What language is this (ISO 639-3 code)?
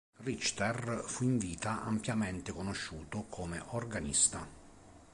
ita